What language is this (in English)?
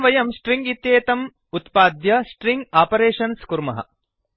Sanskrit